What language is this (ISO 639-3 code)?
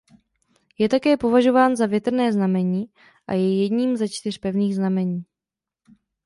ces